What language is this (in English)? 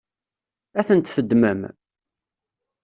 Kabyle